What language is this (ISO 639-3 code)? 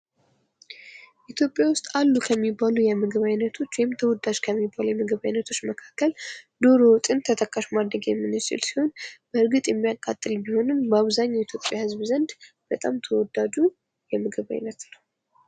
amh